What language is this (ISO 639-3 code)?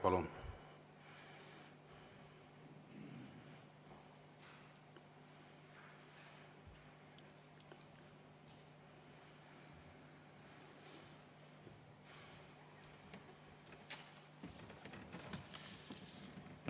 est